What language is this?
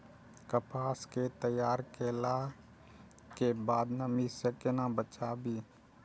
Maithili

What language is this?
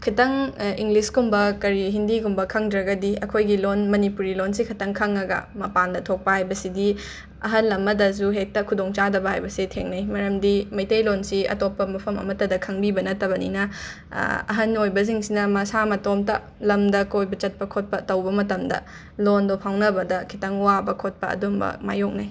Manipuri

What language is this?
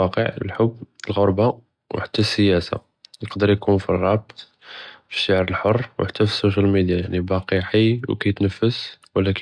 Judeo-Arabic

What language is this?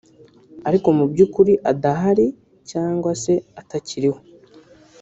Kinyarwanda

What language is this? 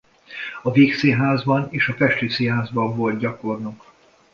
Hungarian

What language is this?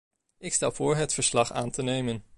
Dutch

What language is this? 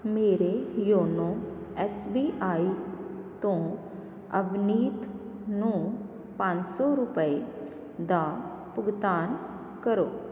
Punjabi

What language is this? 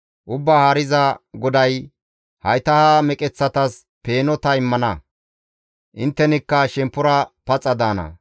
Gamo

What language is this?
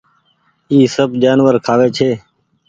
Goaria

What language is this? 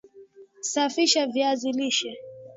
Swahili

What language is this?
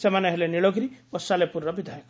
Odia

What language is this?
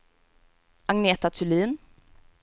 Swedish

